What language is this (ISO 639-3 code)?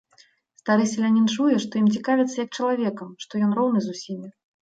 bel